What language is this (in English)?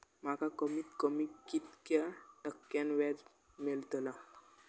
Marathi